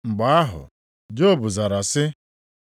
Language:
Igbo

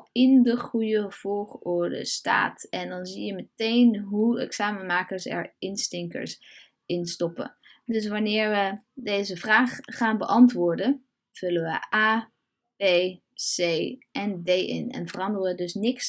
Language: Dutch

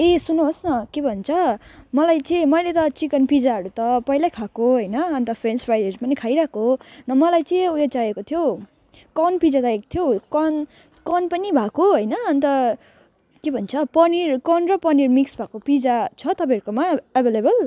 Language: Nepali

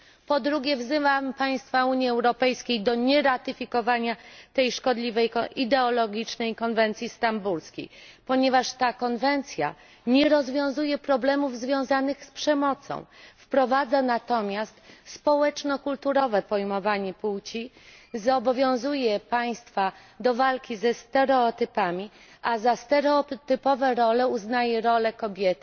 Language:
Polish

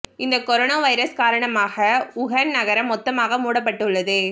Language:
Tamil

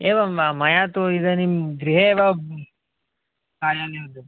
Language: Sanskrit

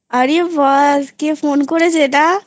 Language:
Bangla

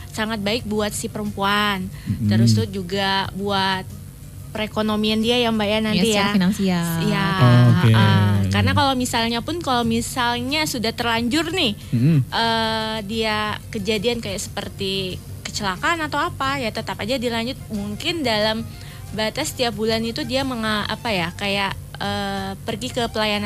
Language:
Indonesian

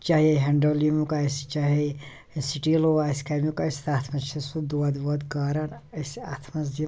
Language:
Kashmiri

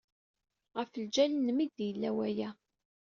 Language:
Kabyle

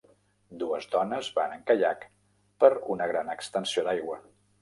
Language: Catalan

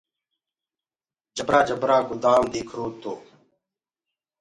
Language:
Gurgula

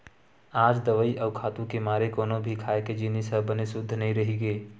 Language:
Chhattisgarhi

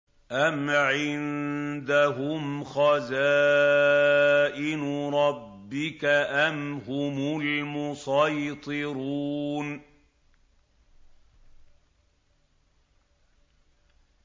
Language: Arabic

